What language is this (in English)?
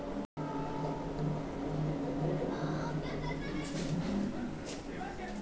Chhattisgarhi